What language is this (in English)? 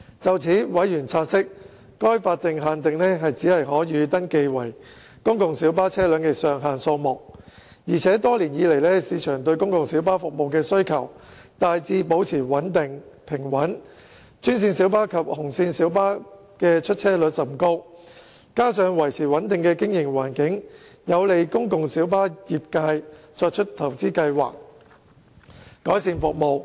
Cantonese